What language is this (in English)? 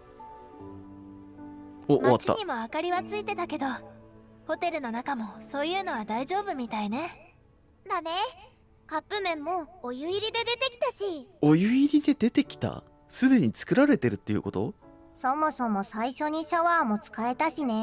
Japanese